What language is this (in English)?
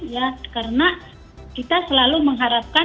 Indonesian